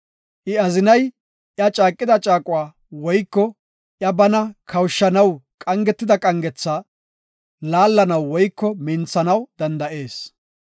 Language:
Gofa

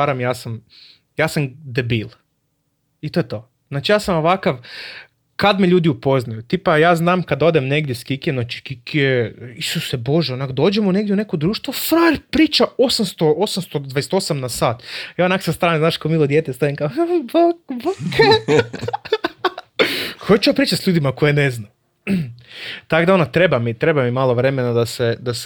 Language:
Croatian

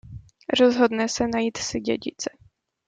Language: Czech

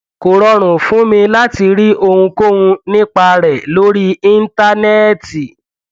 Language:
Yoruba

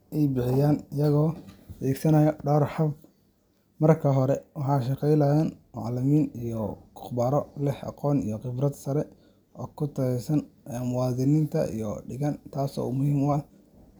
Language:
Somali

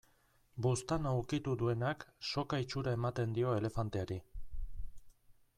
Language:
Basque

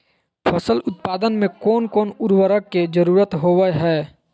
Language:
Magahi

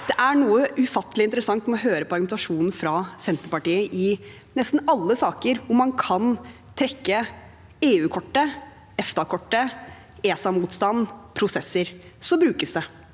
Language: Norwegian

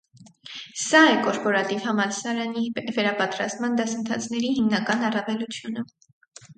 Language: Armenian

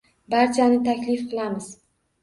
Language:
Uzbek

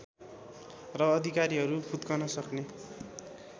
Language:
Nepali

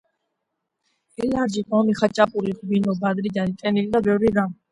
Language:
Georgian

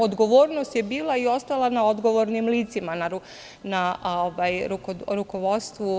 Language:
Serbian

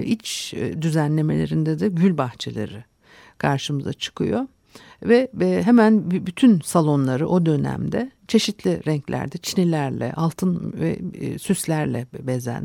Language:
Turkish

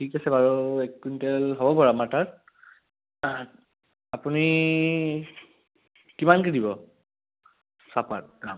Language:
Assamese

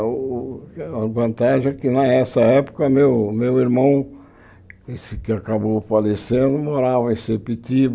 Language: Portuguese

